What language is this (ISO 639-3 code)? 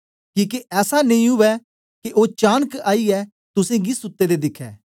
doi